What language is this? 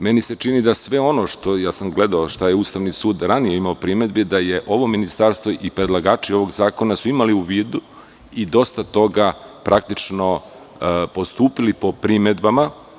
Serbian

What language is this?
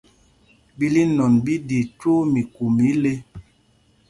Mpumpong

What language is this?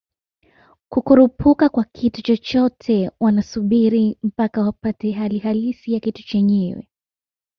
Swahili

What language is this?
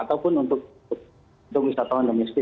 Indonesian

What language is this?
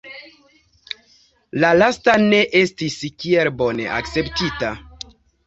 Esperanto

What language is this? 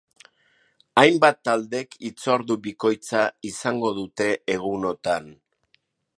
Basque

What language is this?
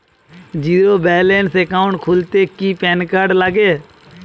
Bangla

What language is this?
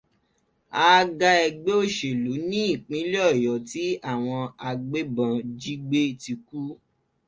Yoruba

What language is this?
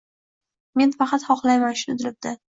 Uzbek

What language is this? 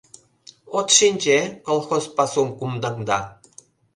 Mari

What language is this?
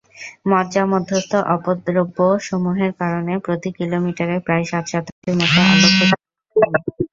Bangla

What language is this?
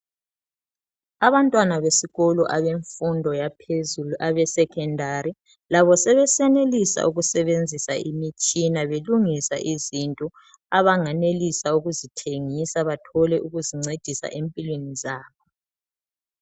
North Ndebele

